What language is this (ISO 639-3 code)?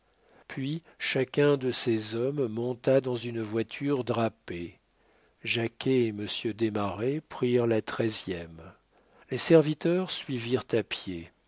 fra